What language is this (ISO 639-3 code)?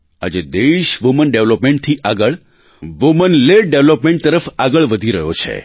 guj